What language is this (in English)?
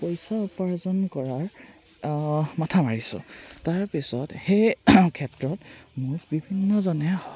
Assamese